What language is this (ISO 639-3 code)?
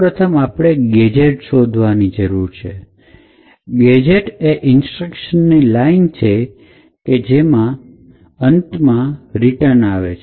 guj